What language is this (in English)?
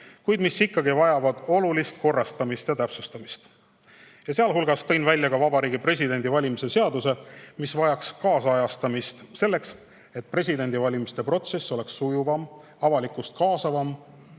Estonian